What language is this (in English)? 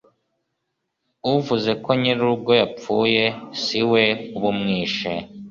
Kinyarwanda